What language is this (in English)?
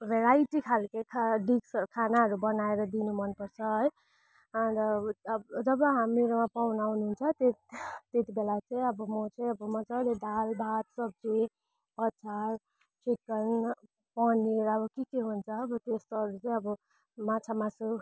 Nepali